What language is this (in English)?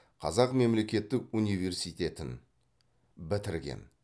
Kazakh